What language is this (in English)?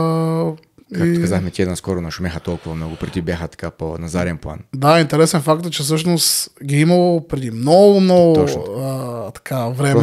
Bulgarian